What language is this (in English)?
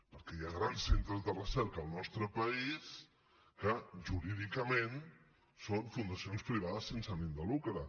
Catalan